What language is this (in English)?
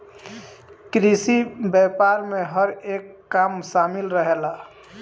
Bhojpuri